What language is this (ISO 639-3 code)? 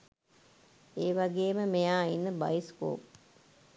sin